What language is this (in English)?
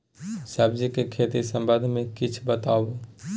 Maithili